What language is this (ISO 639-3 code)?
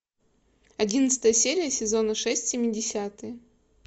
rus